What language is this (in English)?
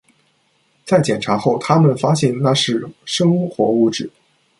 Chinese